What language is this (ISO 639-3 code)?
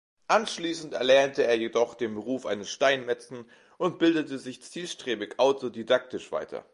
deu